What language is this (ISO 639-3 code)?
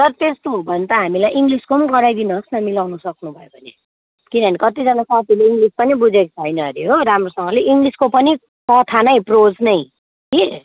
nep